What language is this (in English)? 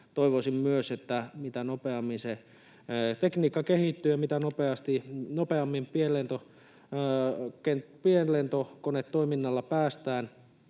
Finnish